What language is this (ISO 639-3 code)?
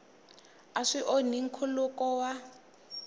tso